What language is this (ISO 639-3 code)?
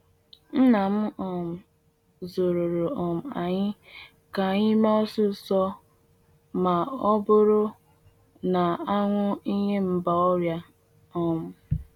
ibo